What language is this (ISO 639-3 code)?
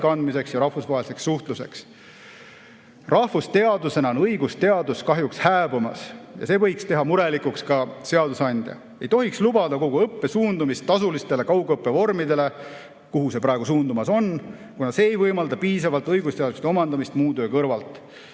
est